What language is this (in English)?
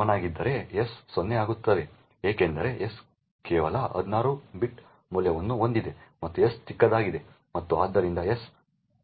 Kannada